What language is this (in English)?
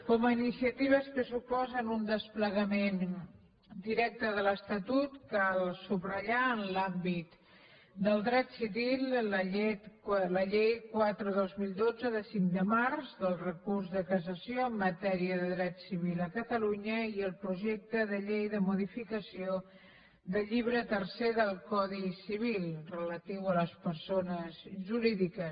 Catalan